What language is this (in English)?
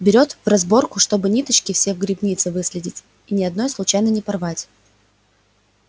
Russian